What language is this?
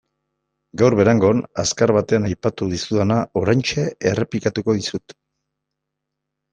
Basque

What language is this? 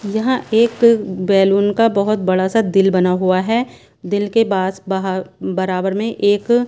Hindi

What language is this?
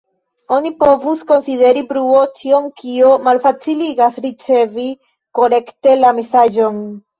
Esperanto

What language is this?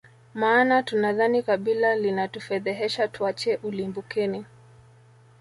Swahili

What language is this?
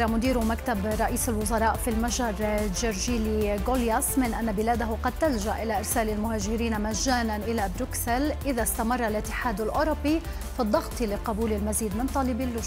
Arabic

